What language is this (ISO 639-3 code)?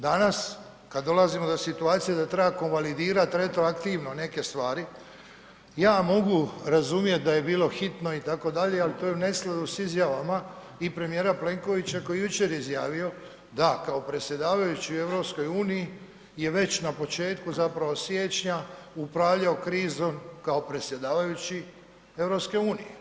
hrv